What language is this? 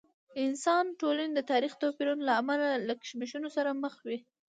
Pashto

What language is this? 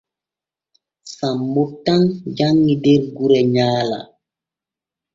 Borgu Fulfulde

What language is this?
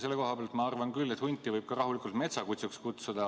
Estonian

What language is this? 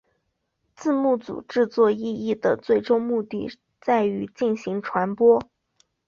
Chinese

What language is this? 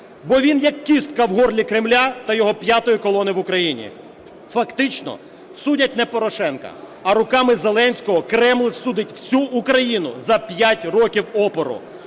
Ukrainian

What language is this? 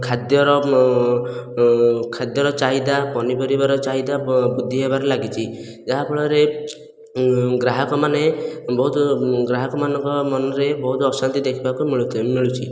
Odia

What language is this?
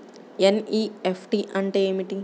Telugu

